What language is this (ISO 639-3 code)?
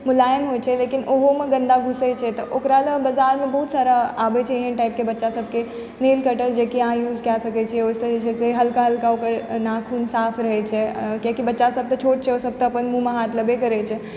mai